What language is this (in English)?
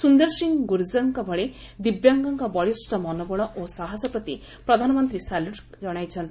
Odia